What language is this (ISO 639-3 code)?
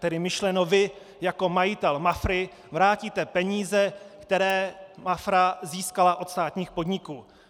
ces